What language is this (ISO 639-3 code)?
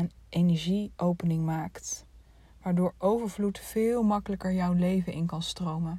nld